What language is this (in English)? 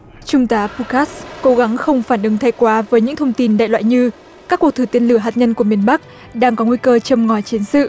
Vietnamese